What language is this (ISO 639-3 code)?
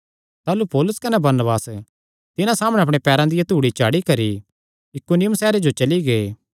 xnr